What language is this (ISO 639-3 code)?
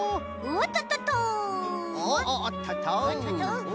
jpn